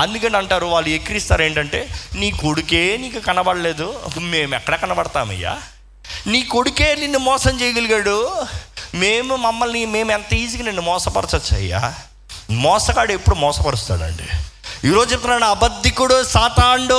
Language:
Telugu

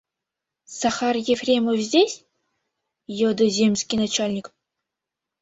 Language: Mari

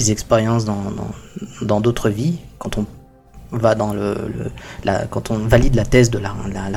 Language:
French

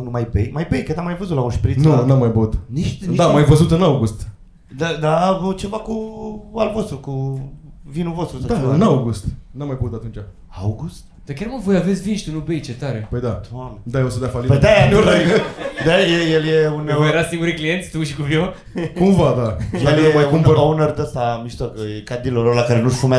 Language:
Romanian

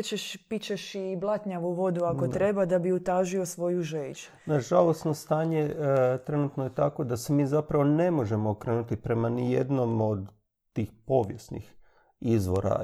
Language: Croatian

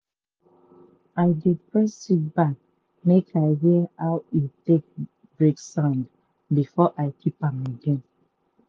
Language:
Nigerian Pidgin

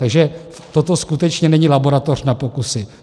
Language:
Czech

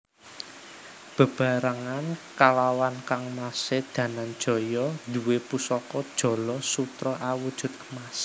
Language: Javanese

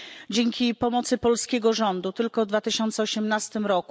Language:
Polish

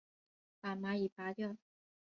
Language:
Chinese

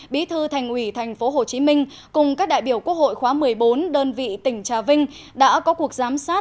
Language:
Vietnamese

